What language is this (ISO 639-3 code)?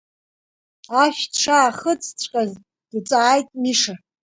abk